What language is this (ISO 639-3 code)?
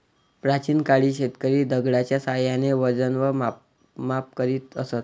mar